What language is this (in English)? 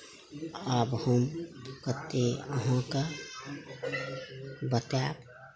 Maithili